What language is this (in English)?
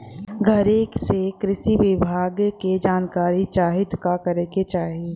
Bhojpuri